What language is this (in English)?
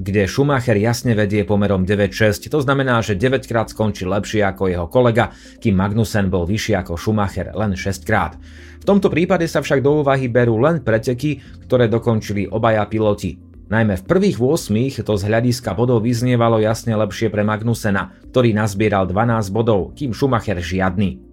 Slovak